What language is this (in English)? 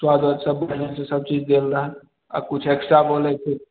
Maithili